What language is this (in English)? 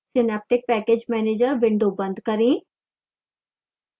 Hindi